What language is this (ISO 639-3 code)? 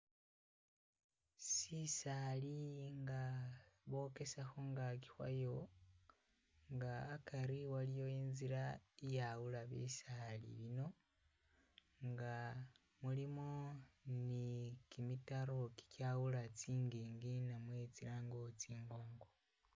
myx